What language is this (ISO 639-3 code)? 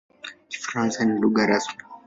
swa